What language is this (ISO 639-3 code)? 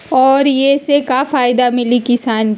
mag